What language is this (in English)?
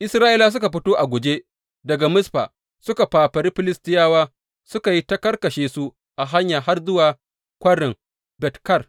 Hausa